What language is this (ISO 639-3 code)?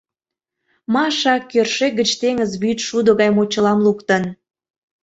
chm